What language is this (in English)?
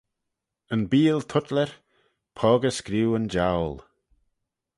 Manx